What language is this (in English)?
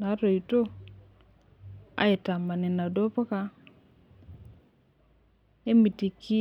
Masai